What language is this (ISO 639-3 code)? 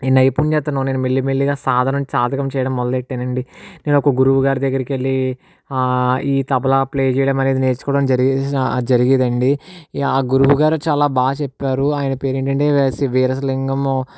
tel